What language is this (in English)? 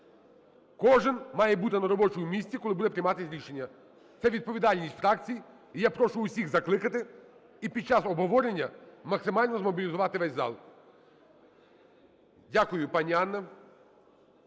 Ukrainian